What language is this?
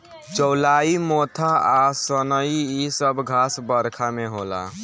Bhojpuri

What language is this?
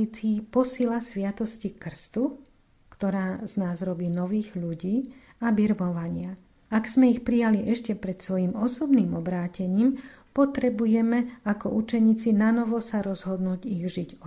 Slovak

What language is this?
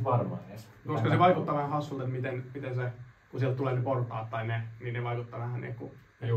Finnish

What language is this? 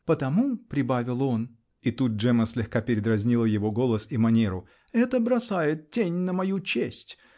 Russian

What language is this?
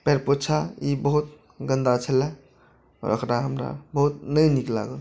Maithili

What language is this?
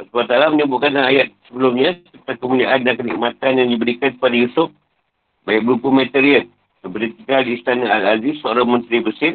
Malay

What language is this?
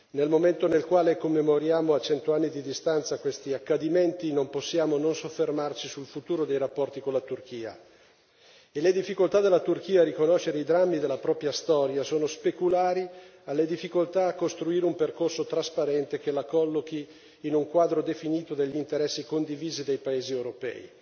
Italian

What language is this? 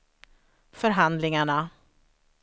Swedish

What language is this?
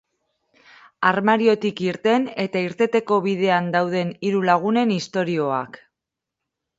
Basque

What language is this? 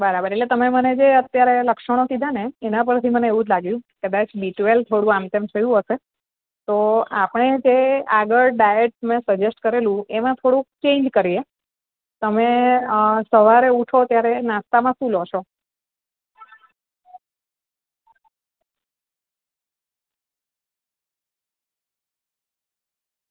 Gujarati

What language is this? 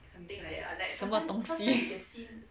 English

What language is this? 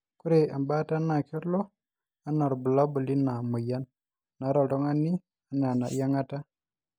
Masai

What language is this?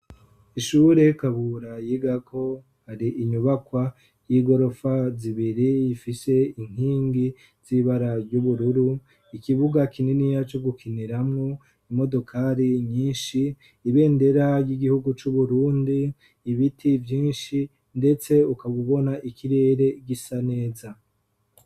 Rundi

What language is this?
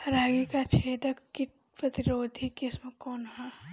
Bhojpuri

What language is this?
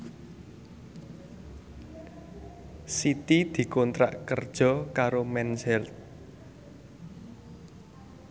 Javanese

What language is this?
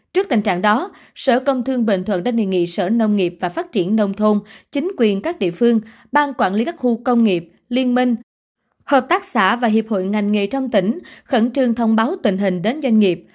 Vietnamese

